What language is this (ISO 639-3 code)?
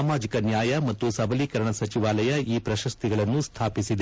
kan